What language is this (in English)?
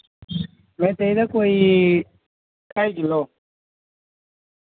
Dogri